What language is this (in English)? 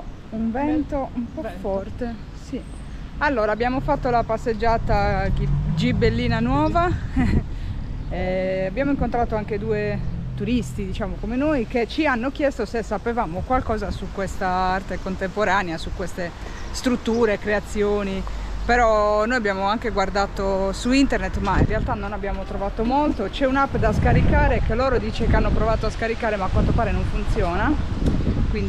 Italian